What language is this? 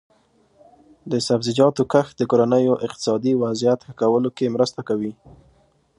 Pashto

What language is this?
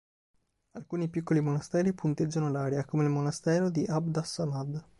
Italian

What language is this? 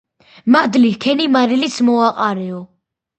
Georgian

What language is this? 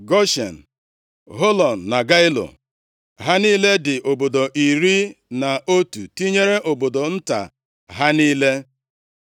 Igbo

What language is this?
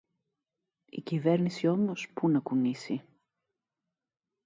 Greek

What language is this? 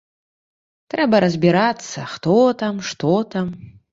Belarusian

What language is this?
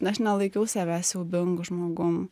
Lithuanian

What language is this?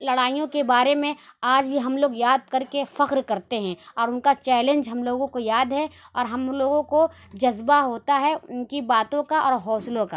Urdu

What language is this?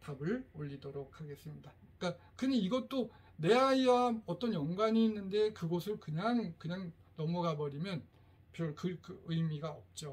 Korean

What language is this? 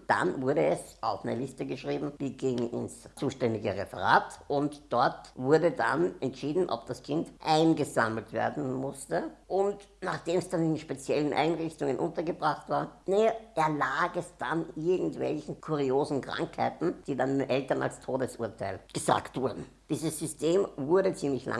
German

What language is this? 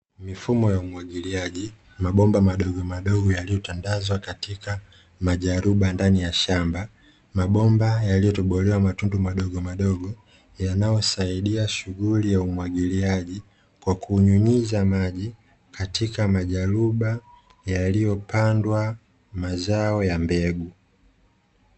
Swahili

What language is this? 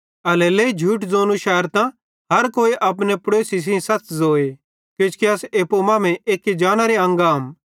Bhadrawahi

